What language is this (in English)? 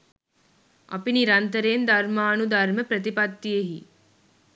Sinhala